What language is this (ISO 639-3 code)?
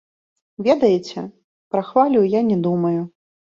bel